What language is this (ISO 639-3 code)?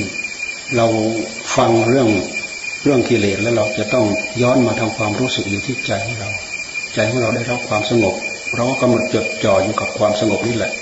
tha